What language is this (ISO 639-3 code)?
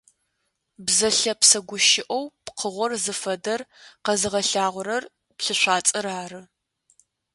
ady